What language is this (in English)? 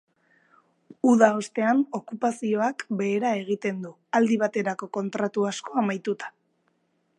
Basque